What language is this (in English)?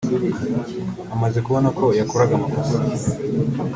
Kinyarwanda